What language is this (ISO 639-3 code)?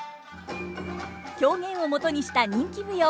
jpn